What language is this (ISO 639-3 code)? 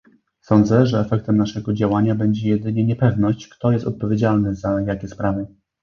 pol